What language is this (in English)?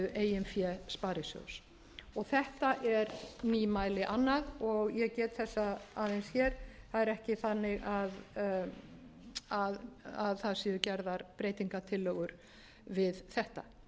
Icelandic